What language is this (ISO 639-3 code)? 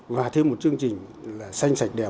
vie